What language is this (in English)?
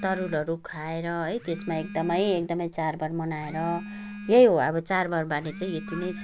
Nepali